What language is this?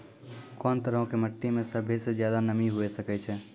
Maithili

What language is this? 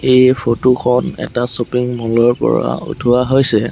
Assamese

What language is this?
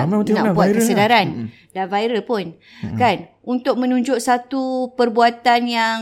Malay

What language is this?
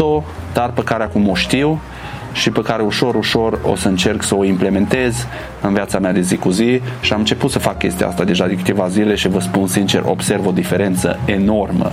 Romanian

